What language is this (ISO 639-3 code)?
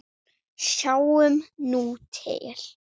isl